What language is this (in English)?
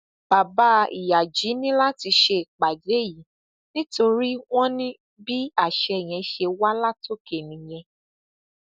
Yoruba